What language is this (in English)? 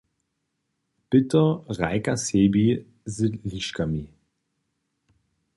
Upper Sorbian